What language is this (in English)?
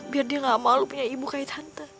Indonesian